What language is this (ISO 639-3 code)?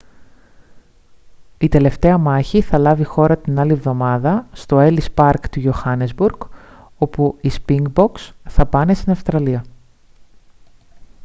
ell